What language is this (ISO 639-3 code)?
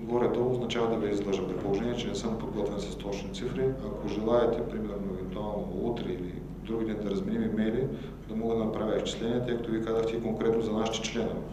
bul